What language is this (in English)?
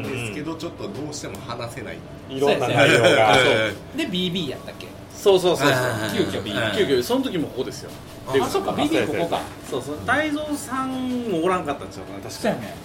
Japanese